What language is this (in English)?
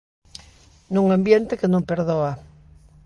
Galician